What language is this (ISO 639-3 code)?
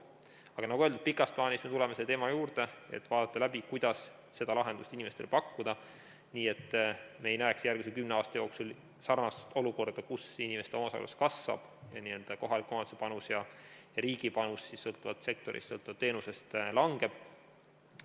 est